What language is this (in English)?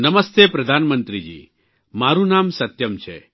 Gujarati